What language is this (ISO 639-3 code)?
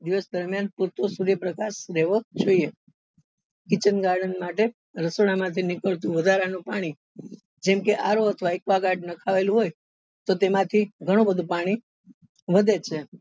guj